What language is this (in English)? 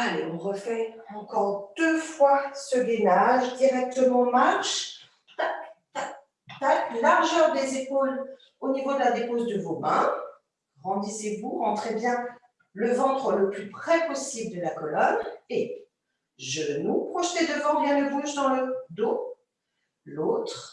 French